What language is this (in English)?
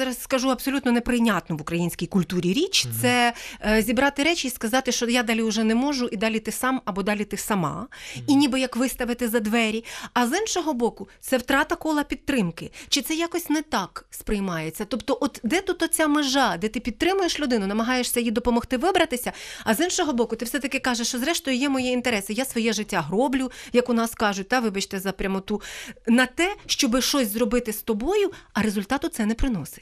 Ukrainian